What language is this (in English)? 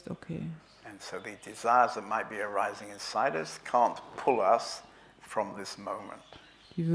German